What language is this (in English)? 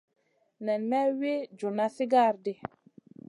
Masana